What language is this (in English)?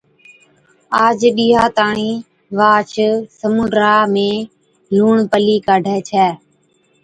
Od